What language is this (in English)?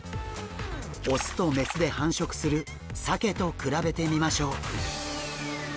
Japanese